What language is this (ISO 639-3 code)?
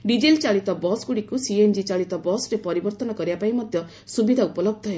ori